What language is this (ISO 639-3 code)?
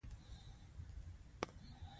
pus